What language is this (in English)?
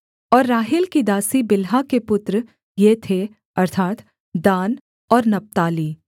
Hindi